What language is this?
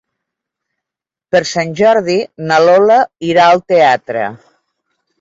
Catalan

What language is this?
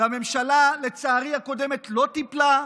Hebrew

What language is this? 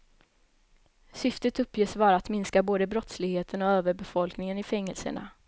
Swedish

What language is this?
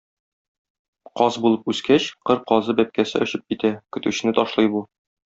Tatar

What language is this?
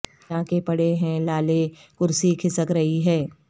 Urdu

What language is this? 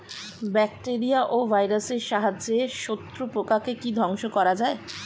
Bangla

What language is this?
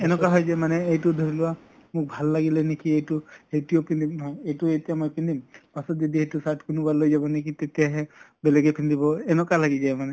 Assamese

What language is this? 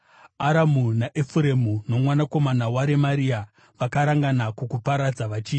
Shona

